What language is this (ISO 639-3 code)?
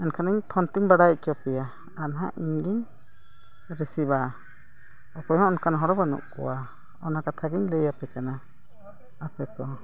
sat